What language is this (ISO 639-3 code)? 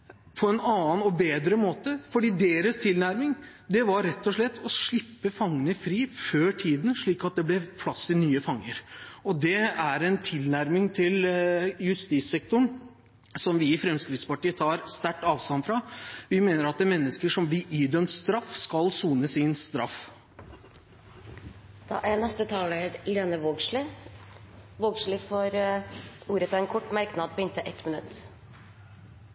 nor